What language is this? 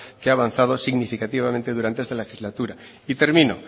Spanish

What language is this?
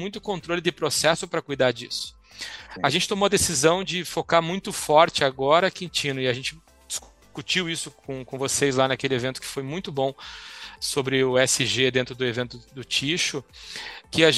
Portuguese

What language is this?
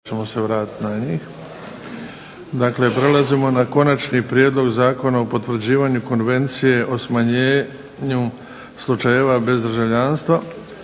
Croatian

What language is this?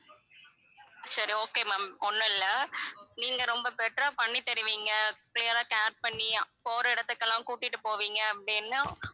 Tamil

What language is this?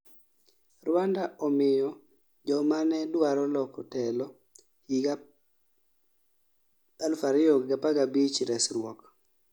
Luo (Kenya and Tanzania)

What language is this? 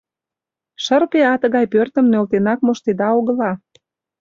Mari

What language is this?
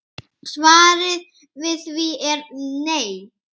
Icelandic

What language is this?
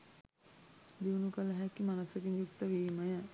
Sinhala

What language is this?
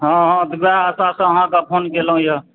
Maithili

